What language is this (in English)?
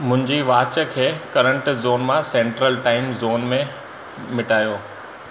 Sindhi